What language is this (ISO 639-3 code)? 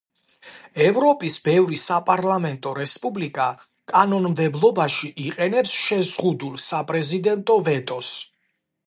kat